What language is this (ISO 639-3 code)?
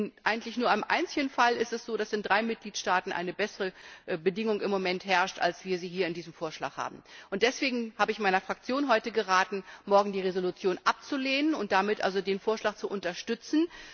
deu